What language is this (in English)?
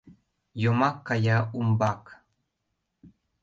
Mari